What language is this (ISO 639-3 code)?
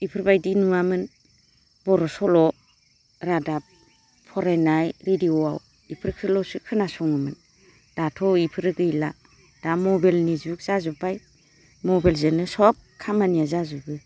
brx